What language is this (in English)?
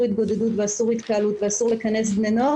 Hebrew